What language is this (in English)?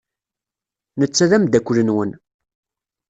Kabyle